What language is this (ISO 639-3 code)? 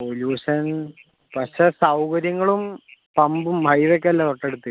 mal